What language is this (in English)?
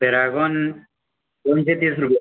Konkani